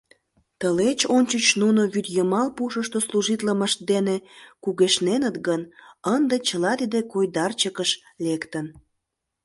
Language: Mari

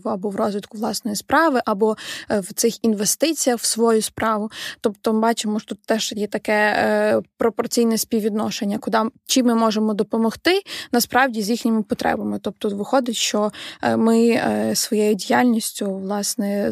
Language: Ukrainian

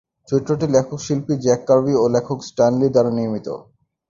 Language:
Bangla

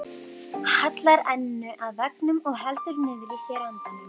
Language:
Icelandic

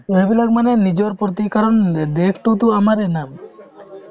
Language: Assamese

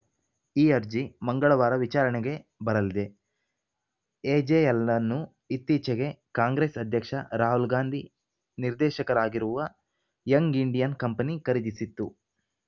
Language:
Kannada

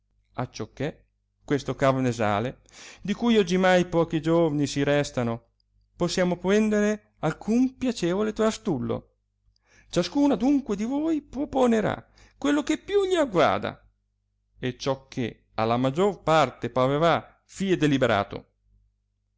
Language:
Italian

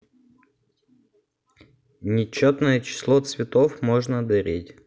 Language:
Russian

